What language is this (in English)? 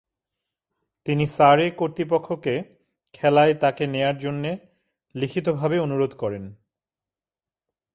Bangla